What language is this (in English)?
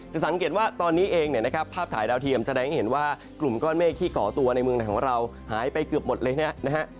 Thai